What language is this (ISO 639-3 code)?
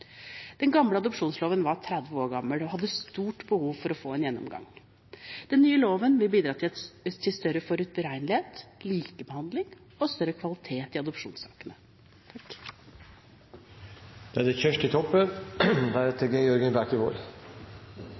nor